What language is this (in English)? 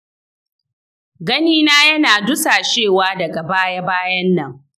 Hausa